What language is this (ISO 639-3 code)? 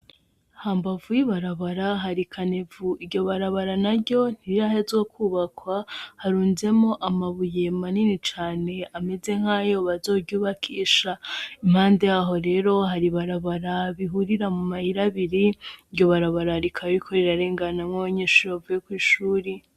run